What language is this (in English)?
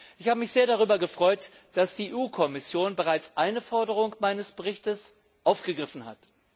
German